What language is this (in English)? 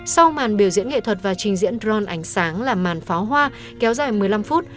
Vietnamese